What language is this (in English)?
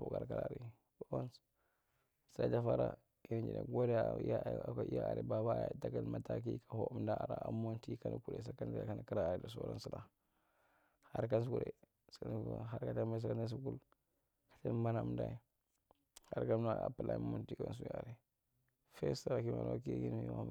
Marghi Central